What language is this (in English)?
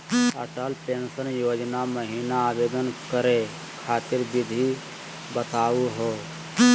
Magahi